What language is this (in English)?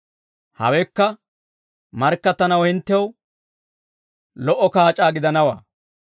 Dawro